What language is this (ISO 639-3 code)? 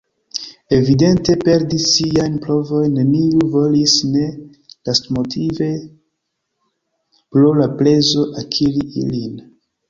epo